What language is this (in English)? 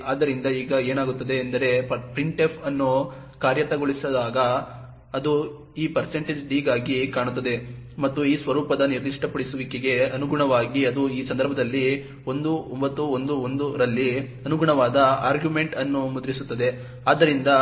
Kannada